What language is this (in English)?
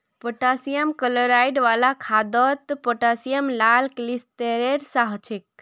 Magahi